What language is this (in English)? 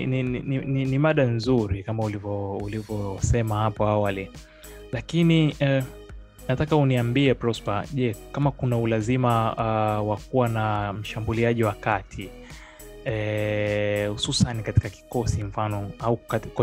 Swahili